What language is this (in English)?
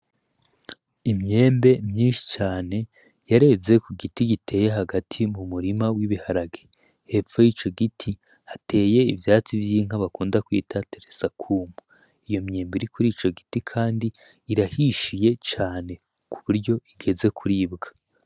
Rundi